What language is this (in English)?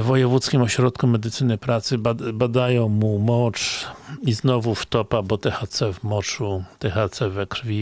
Polish